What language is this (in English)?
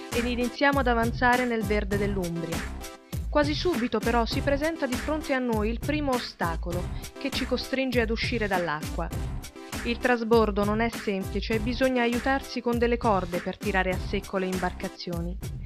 Italian